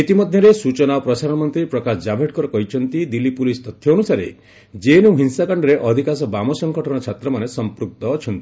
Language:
Odia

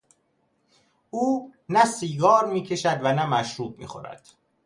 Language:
Persian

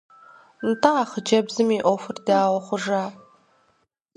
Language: Kabardian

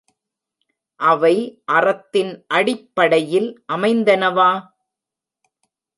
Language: Tamil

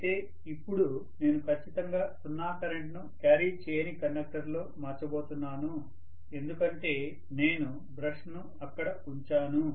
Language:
Telugu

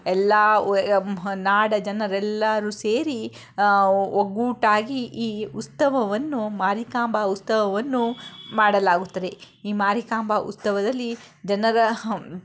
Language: Kannada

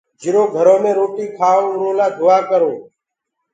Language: Gurgula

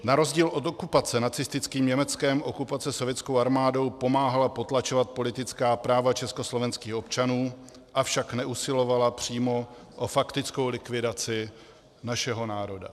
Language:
Czech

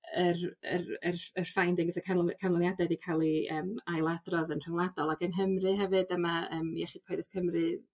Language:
Welsh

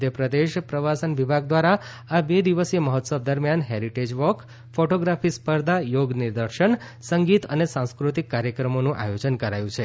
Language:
Gujarati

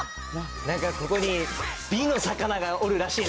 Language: Japanese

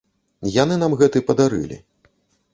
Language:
Belarusian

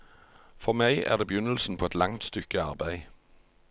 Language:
Norwegian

